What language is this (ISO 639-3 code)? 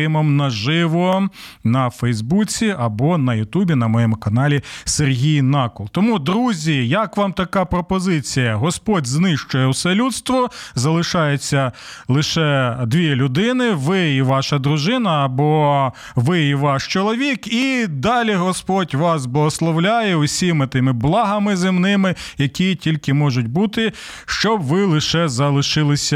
ukr